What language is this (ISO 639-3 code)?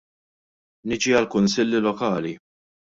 mlt